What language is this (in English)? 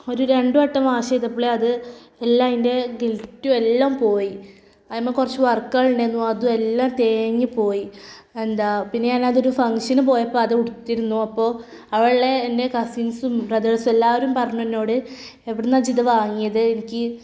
Malayalam